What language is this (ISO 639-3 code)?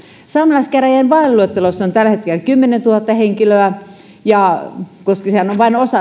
fin